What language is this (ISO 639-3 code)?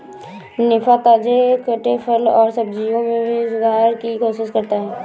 hin